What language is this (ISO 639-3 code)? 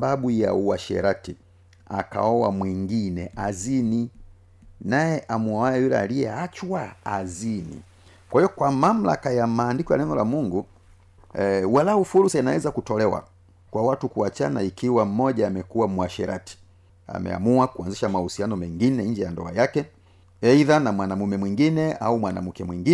swa